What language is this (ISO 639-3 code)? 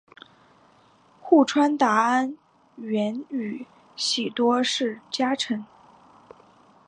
zho